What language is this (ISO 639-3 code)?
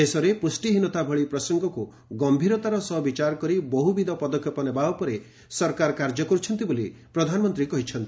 ori